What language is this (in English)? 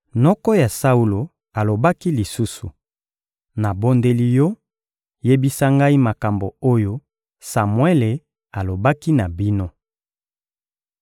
Lingala